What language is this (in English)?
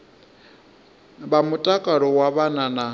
Venda